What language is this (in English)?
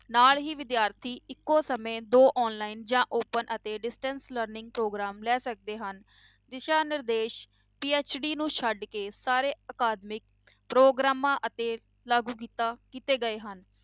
Punjabi